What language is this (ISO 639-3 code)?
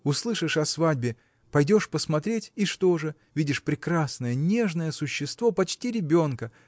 rus